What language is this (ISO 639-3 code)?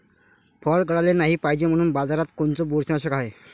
mar